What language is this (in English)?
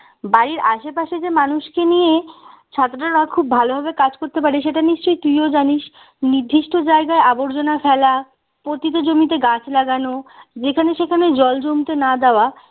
Bangla